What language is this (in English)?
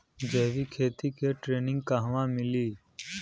Bhojpuri